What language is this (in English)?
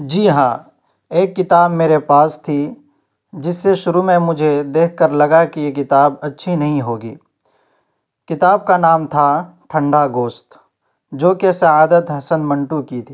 Urdu